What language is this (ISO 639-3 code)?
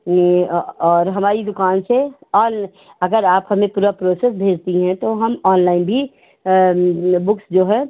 hin